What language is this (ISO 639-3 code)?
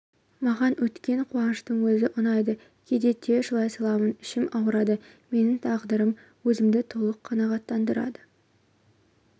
kaz